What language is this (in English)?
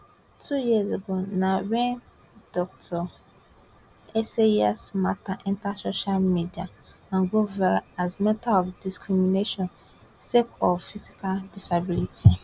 Nigerian Pidgin